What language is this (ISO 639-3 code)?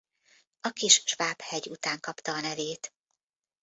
hun